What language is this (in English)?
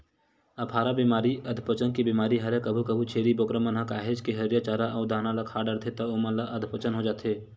Chhattisgarhi